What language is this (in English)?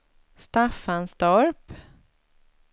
Swedish